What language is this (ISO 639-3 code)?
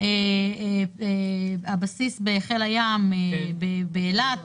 heb